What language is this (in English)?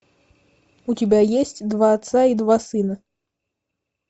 Russian